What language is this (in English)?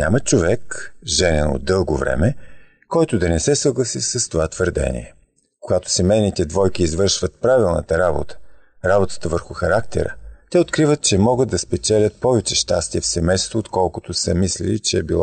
Bulgarian